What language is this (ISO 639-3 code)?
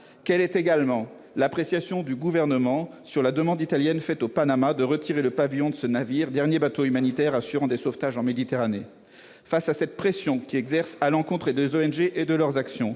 fra